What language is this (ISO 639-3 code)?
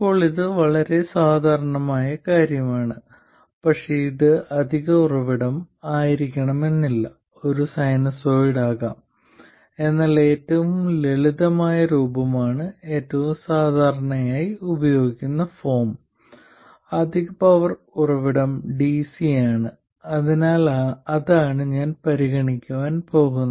mal